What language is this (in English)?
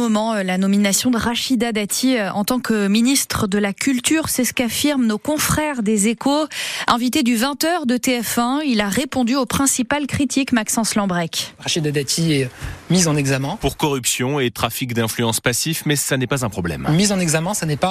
French